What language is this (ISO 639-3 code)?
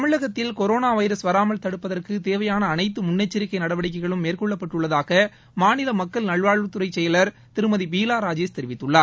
tam